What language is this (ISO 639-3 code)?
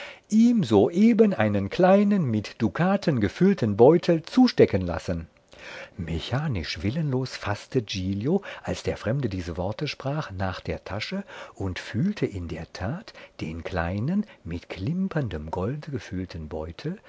deu